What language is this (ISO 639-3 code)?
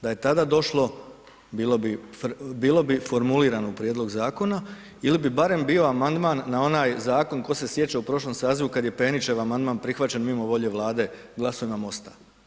hrv